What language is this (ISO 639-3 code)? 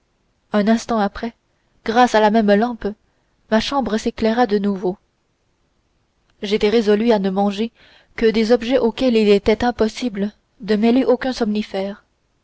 fra